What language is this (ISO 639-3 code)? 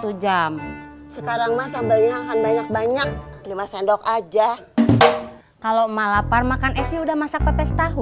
ind